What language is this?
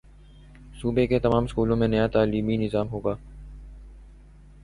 Urdu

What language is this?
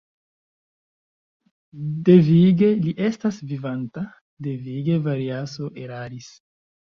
Esperanto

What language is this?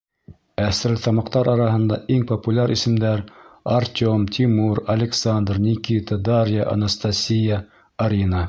Bashkir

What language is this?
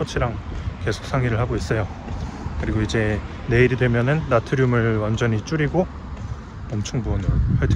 Korean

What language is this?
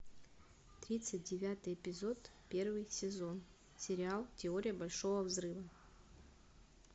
Russian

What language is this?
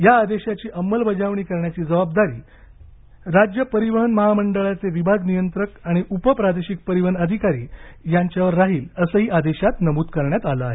Marathi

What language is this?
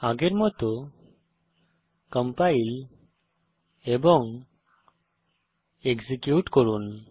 Bangla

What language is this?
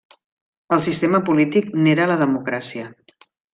Catalan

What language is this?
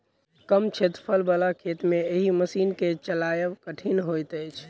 Maithili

